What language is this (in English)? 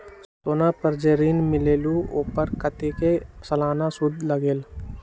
Magahi